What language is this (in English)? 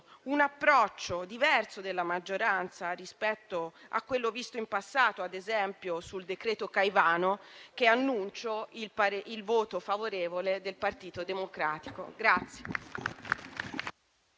Italian